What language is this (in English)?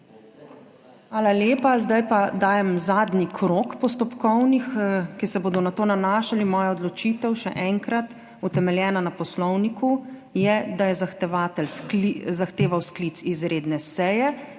Slovenian